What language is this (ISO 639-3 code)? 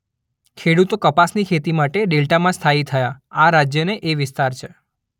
guj